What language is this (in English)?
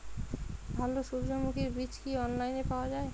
Bangla